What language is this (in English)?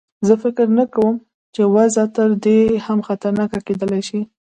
Pashto